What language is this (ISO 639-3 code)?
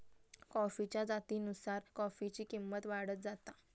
mar